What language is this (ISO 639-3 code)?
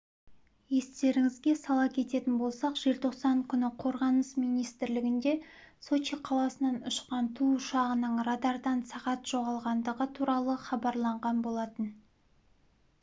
kaz